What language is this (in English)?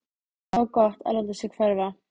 Icelandic